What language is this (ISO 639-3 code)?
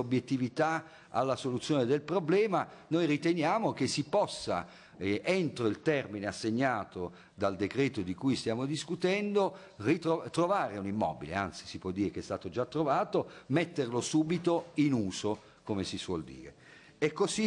ita